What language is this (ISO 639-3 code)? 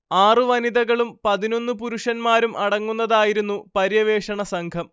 mal